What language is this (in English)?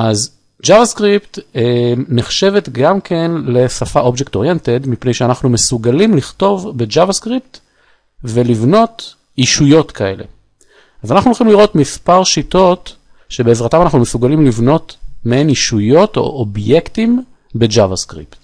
Hebrew